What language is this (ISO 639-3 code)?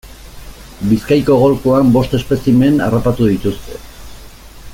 eus